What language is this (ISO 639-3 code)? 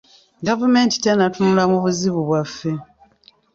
lug